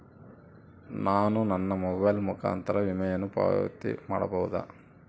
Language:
Kannada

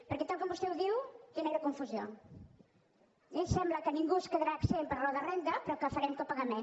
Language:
Catalan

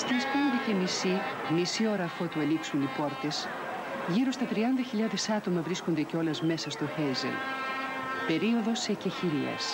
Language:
Greek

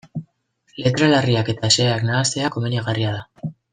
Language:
Basque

